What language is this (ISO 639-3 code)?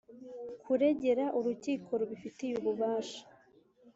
kin